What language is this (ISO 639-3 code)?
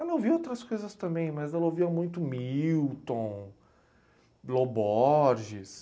por